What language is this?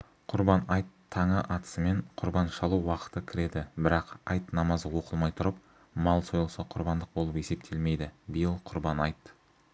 Kazakh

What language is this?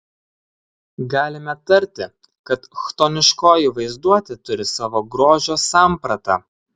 Lithuanian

